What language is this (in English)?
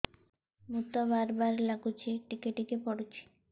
Odia